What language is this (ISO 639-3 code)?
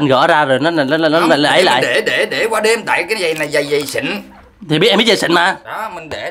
vie